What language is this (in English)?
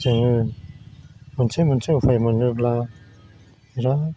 Bodo